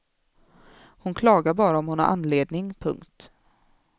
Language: Swedish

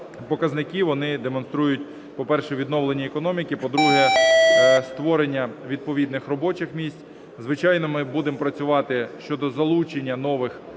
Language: Ukrainian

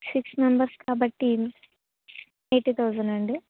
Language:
Telugu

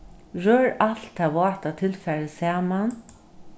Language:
Faroese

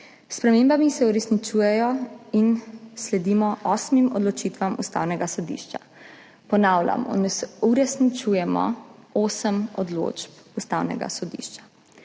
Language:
Slovenian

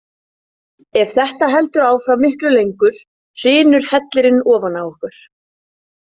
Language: Icelandic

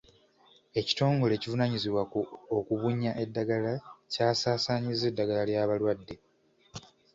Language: Ganda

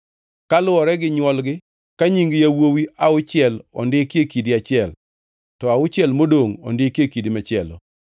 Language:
Luo (Kenya and Tanzania)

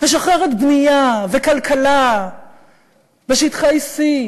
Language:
Hebrew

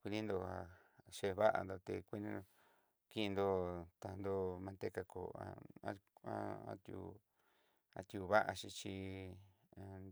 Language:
Southeastern Nochixtlán Mixtec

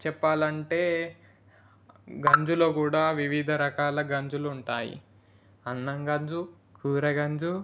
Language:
Telugu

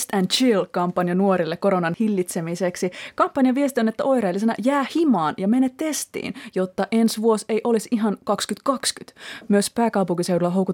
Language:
Finnish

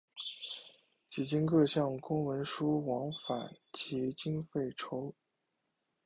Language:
Chinese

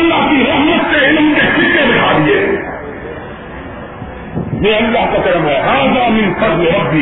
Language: Urdu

